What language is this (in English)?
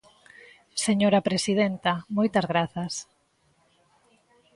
Galician